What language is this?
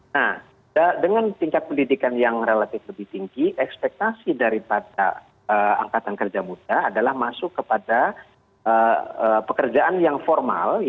Indonesian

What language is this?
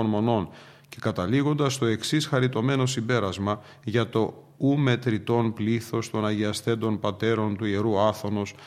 Greek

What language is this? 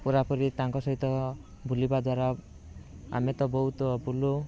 Odia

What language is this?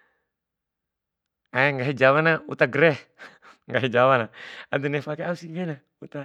Bima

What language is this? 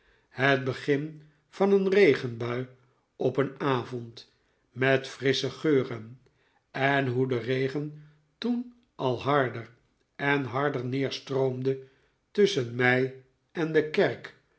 Dutch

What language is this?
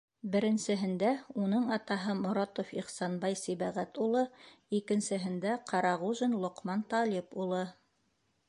Bashkir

